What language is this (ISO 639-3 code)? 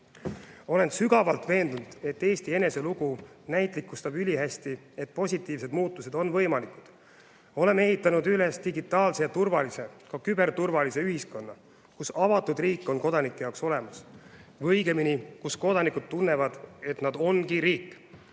est